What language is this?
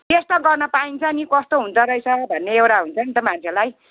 Nepali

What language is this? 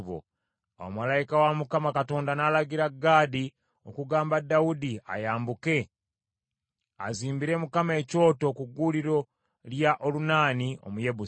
Ganda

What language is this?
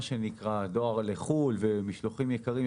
Hebrew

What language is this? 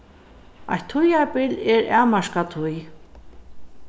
Faroese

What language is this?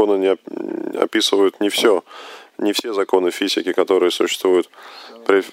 Russian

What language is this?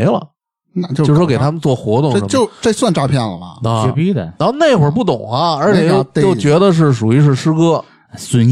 Chinese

